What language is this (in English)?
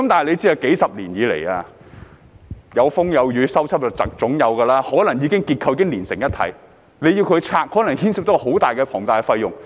Cantonese